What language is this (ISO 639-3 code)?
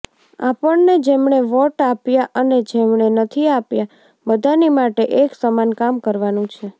guj